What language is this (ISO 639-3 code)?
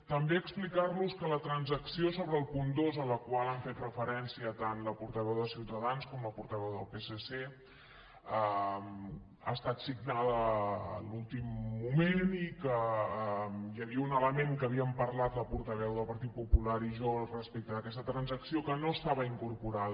cat